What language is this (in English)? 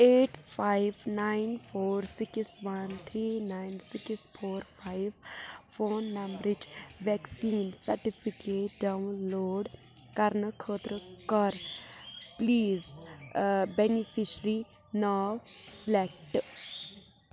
Kashmiri